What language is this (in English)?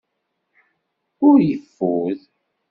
Kabyle